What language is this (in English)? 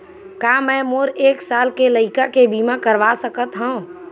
Chhattisgarhi